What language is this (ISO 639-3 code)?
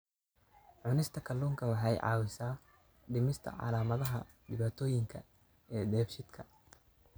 som